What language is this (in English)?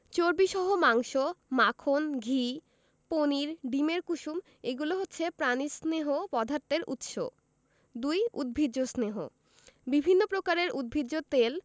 Bangla